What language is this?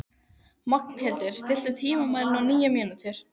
Icelandic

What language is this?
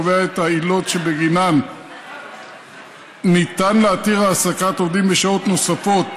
Hebrew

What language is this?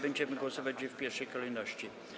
Polish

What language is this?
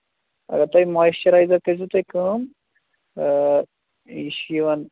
Kashmiri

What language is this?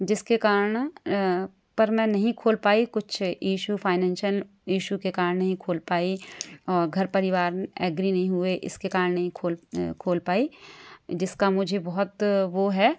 Hindi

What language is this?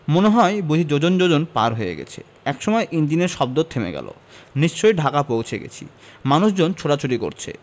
Bangla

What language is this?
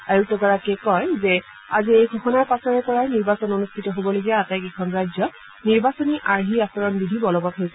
Assamese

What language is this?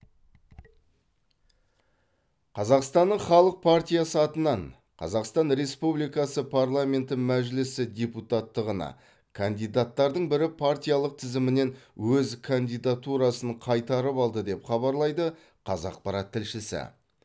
Kazakh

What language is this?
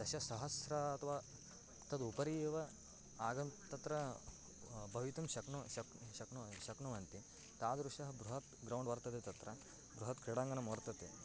Sanskrit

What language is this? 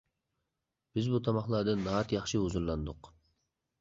Uyghur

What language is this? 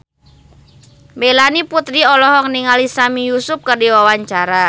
Sundanese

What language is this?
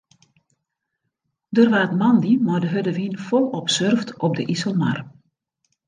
Western Frisian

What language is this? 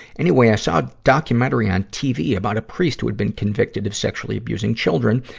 English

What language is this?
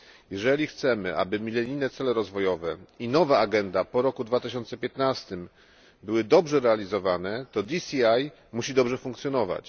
Polish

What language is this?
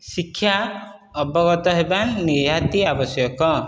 Odia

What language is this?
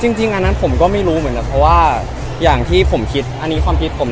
Thai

